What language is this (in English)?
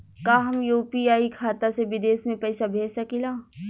Bhojpuri